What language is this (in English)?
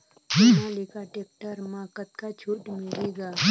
Chhattisgarhi